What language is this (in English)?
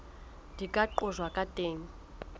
Southern Sotho